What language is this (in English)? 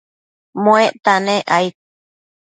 Matsés